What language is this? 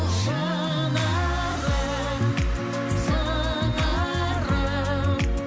Kazakh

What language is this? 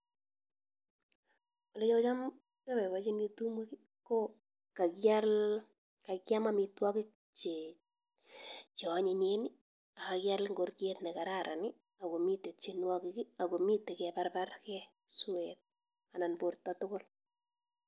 Kalenjin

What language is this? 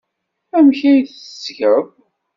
Kabyle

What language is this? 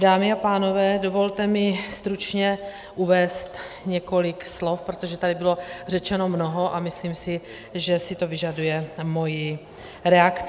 Czech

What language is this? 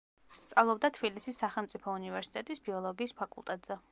Georgian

